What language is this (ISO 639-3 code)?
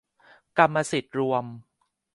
tha